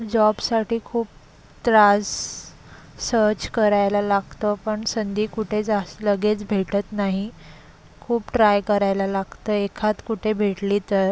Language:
Marathi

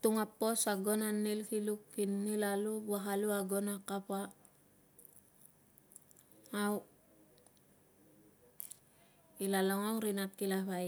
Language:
Tungag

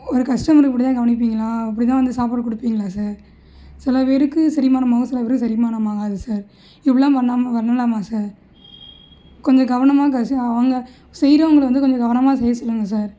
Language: Tamil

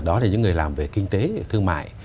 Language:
Vietnamese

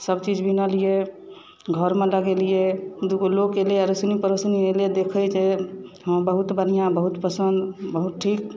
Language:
Maithili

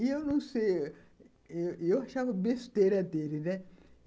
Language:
Portuguese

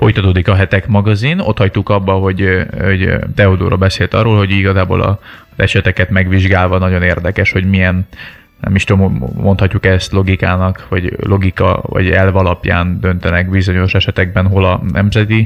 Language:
Hungarian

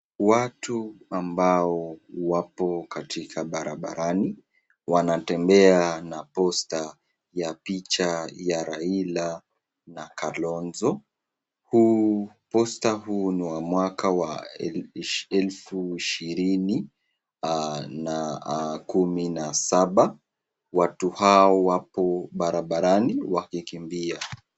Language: Swahili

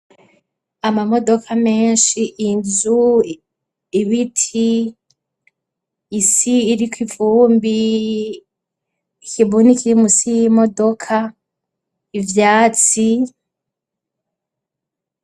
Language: Rundi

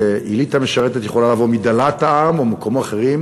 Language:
Hebrew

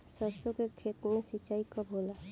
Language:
Bhojpuri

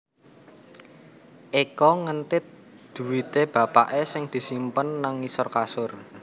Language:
Javanese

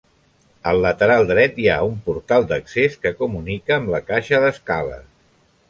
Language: Catalan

